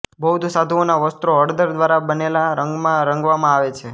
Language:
Gujarati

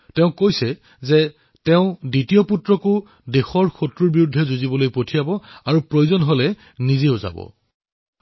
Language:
Assamese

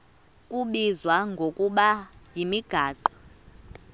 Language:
Xhosa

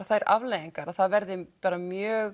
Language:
Icelandic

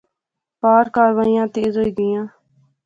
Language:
Pahari-Potwari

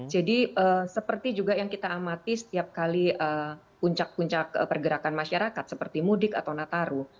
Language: Indonesian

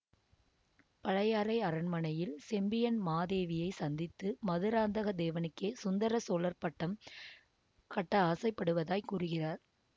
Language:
Tamil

